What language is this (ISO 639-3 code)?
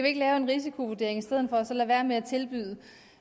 dan